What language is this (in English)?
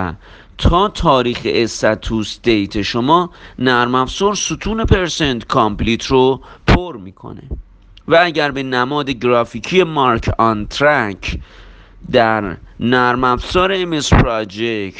Persian